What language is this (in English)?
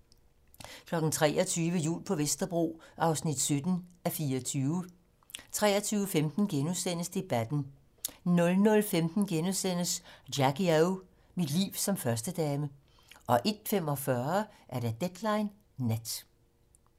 Danish